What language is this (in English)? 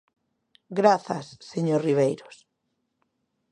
Galician